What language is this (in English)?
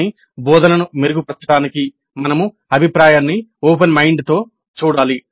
Telugu